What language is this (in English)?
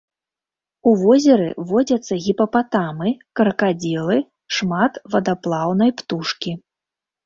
Belarusian